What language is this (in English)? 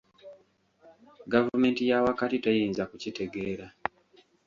Ganda